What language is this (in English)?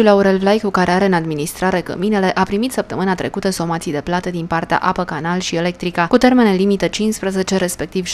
Romanian